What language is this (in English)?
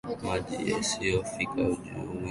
Swahili